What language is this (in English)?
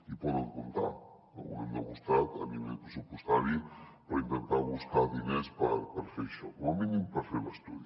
Catalan